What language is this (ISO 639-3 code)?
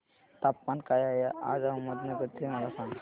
mar